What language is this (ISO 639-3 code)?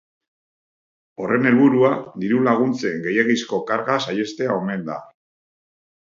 eus